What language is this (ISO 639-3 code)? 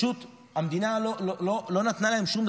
heb